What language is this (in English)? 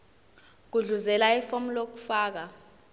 Zulu